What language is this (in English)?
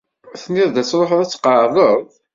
Kabyle